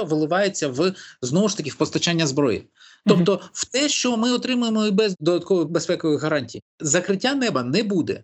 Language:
Ukrainian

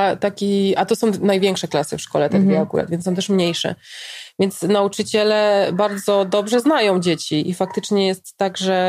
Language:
Polish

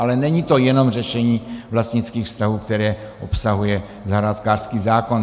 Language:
Czech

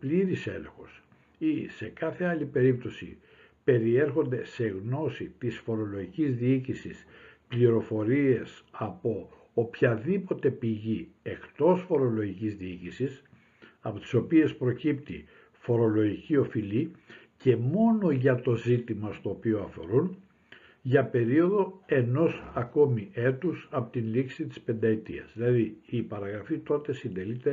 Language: Greek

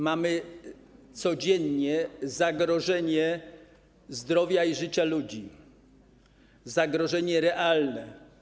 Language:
Polish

